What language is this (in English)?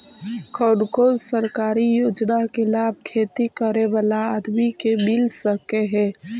Magahi